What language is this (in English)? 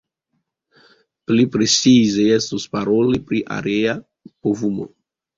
Esperanto